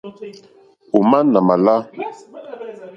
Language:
Mokpwe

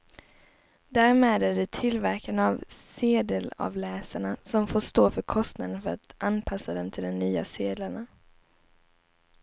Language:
Swedish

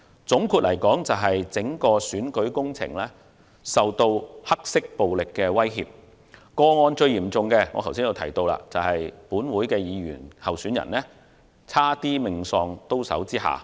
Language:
Cantonese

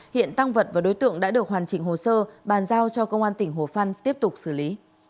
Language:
Vietnamese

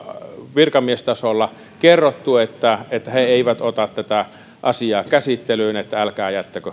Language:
Finnish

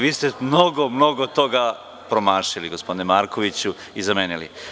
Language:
Serbian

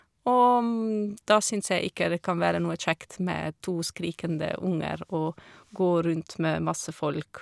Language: Norwegian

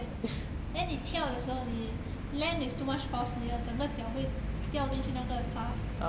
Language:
English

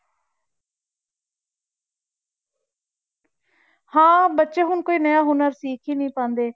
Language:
Punjabi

